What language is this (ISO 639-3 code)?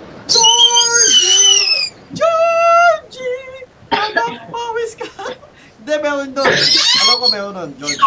fil